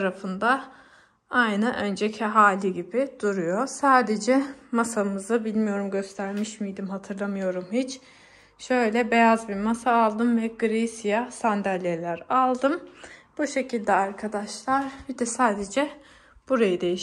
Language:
Turkish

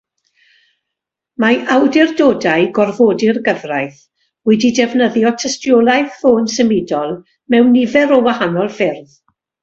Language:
Welsh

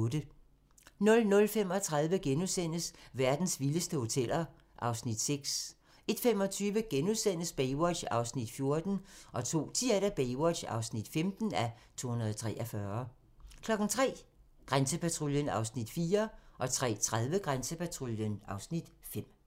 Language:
Danish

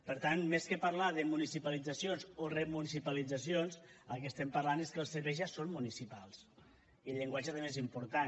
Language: Catalan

